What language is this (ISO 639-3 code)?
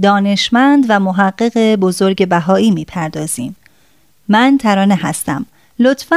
fas